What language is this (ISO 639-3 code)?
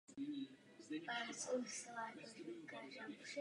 ces